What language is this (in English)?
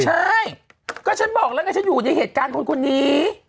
Thai